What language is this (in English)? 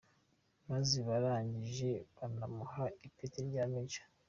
Kinyarwanda